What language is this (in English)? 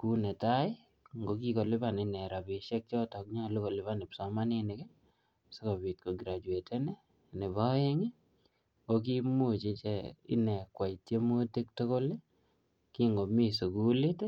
Kalenjin